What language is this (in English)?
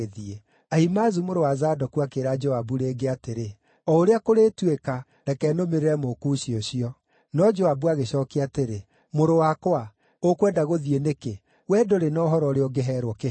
Kikuyu